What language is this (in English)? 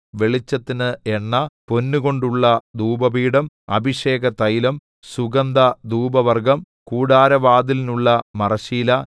Malayalam